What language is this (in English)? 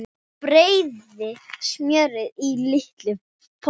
Icelandic